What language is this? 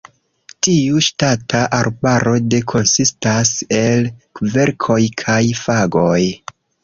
Esperanto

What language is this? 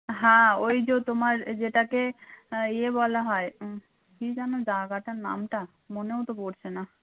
Bangla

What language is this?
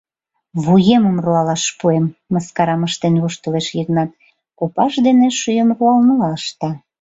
Mari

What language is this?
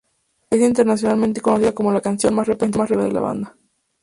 Spanish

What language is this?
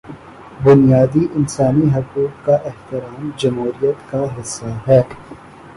Urdu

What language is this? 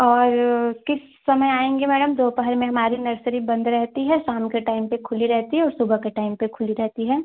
Hindi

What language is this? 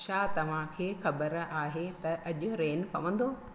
Sindhi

